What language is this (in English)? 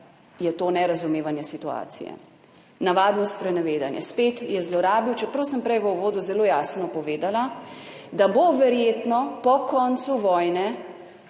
Slovenian